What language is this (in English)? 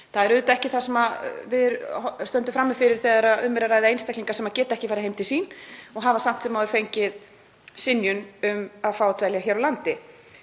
Icelandic